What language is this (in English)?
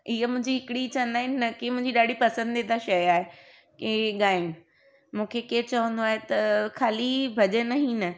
Sindhi